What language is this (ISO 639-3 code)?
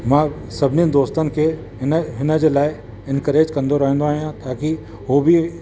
snd